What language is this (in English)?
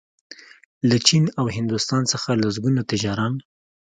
Pashto